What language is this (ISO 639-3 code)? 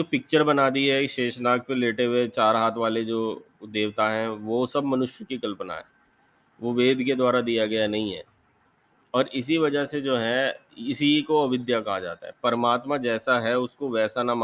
hin